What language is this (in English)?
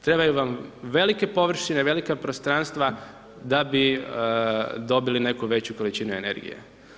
Croatian